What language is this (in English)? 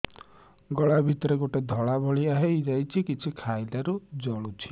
Odia